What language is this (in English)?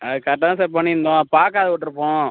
Tamil